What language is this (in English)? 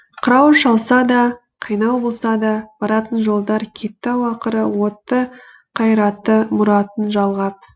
Kazakh